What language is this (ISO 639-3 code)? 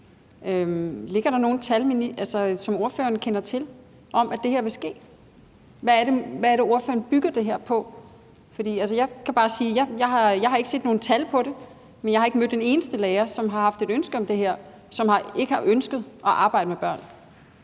dan